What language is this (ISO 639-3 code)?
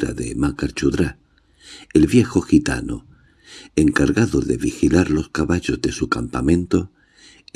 spa